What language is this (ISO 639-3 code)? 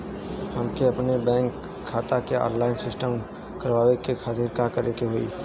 bho